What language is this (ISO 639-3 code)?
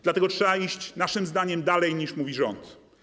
pol